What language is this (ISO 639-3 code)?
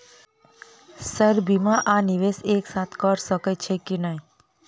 mai